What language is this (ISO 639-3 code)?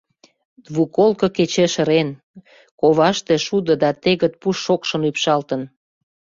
chm